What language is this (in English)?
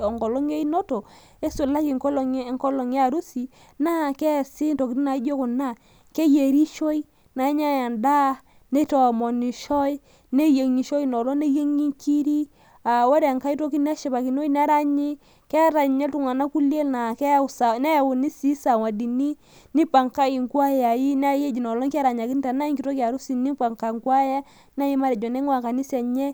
Masai